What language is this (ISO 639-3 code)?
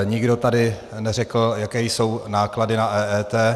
ces